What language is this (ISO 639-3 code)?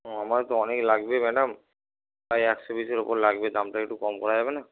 ben